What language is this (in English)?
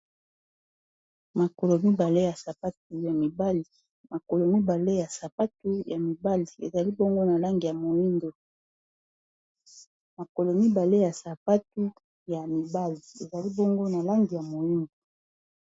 Lingala